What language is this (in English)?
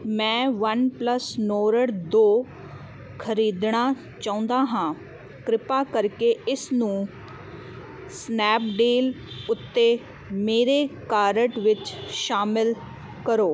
Punjabi